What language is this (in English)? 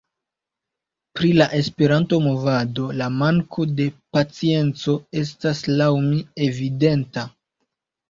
Esperanto